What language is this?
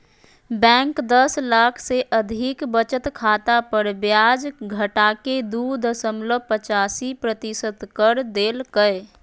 Magahi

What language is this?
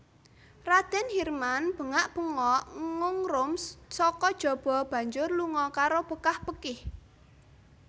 Javanese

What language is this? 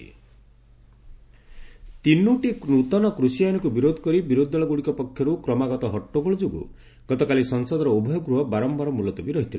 Odia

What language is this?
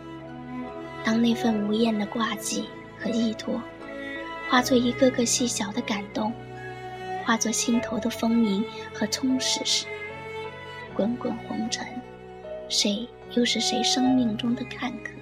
Chinese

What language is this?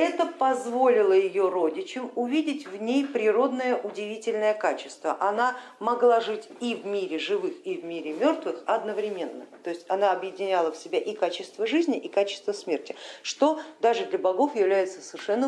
Russian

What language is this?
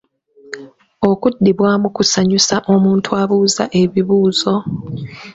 Ganda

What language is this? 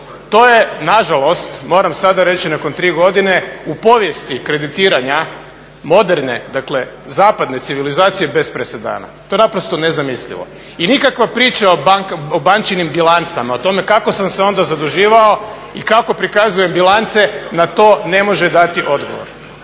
Croatian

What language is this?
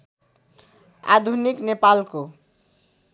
Nepali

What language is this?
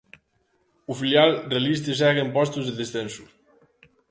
Galician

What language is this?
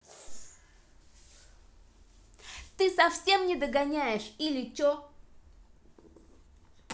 Russian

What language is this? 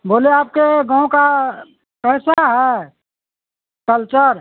Urdu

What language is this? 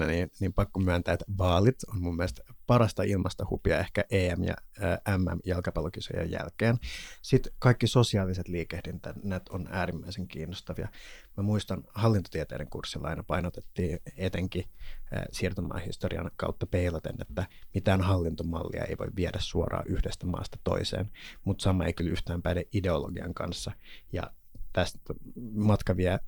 Finnish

